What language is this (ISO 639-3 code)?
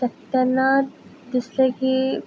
kok